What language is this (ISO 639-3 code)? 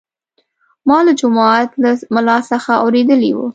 pus